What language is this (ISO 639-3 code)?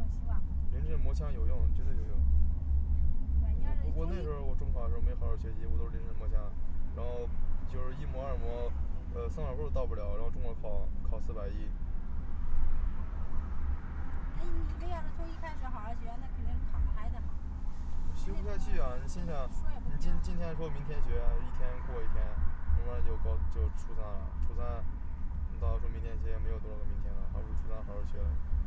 zho